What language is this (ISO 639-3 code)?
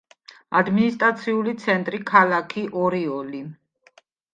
kat